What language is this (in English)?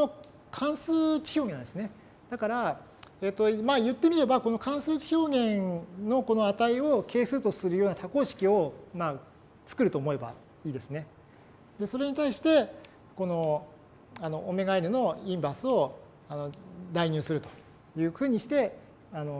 Japanese